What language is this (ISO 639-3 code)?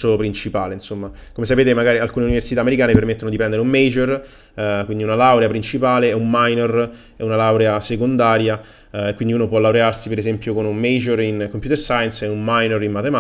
ita